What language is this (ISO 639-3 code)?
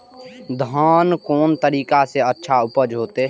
mai